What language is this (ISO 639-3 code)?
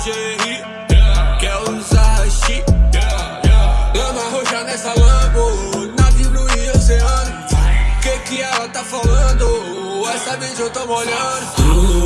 por